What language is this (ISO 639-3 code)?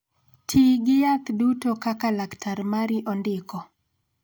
luo